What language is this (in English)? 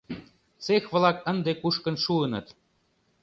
Mari